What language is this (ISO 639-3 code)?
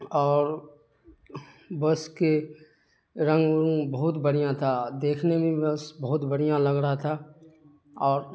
urd